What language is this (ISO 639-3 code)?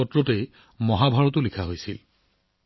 asm